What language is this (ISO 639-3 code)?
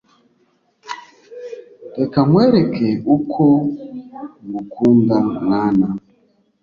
kin